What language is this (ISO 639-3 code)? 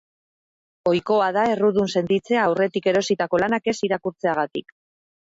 eus